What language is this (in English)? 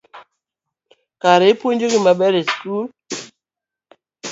Luo (Kenya and Tanzania)